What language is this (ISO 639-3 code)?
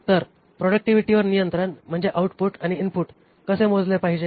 mar